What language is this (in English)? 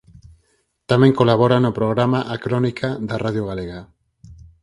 Galician